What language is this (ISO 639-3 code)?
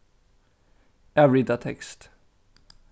fao